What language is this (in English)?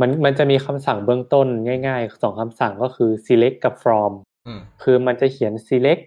Thai